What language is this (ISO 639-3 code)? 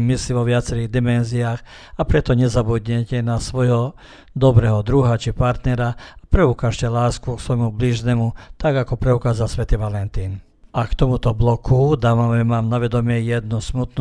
hrv